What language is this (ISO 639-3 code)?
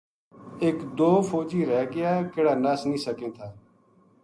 gju